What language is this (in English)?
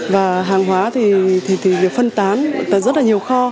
Vietnamese